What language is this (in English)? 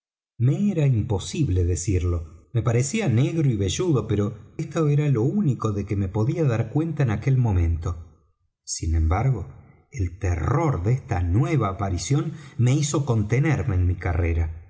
Spanish